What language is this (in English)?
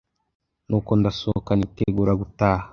Kinyarwanda